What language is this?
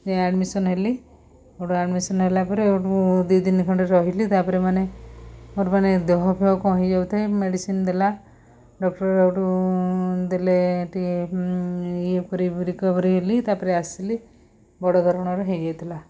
Odia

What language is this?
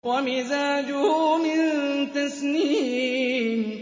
Arabic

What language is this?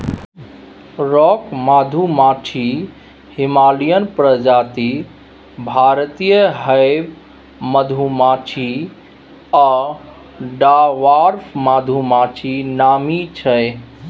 Maithili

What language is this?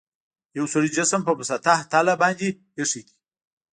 Pashto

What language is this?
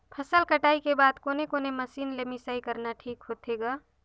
Chhattisgarhi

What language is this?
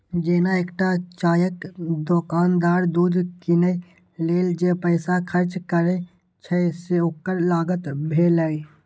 Maithili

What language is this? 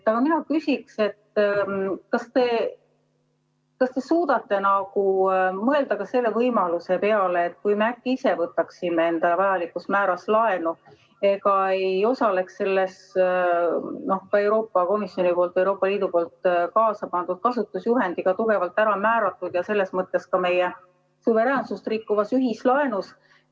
Estonian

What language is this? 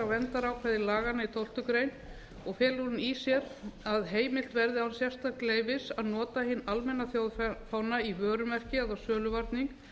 Icelandic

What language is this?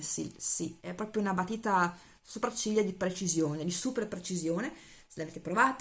Italian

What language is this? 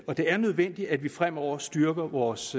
Danish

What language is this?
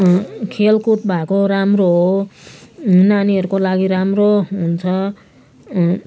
Nepali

